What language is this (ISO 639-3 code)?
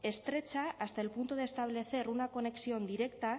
spa